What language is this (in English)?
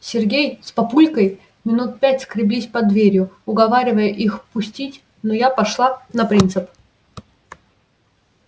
Russian